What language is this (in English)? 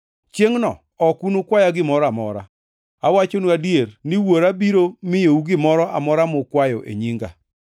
Luo (Kenya and Tanzania)